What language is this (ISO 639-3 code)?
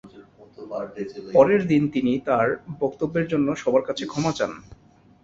ben